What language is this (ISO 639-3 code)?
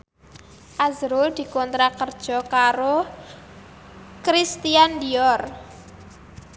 jav